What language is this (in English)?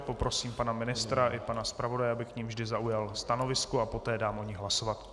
Czech